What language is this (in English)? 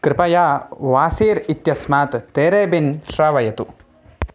Sanskrit